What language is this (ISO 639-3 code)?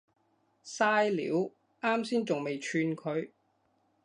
yue